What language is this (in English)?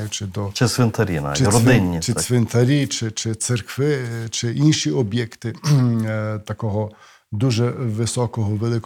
Ukrainian